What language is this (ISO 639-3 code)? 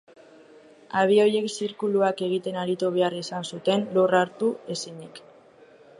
eus